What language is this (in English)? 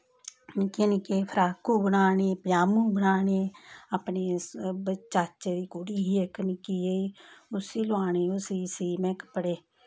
Dogri